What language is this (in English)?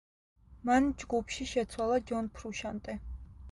Georgian